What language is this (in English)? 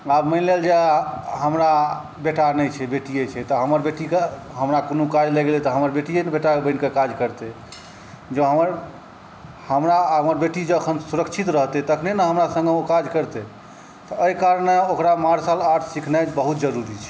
Maithili